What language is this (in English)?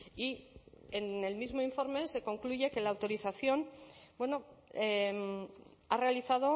Spanish